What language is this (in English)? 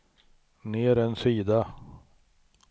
Swedish